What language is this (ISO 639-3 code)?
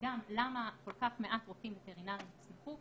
heb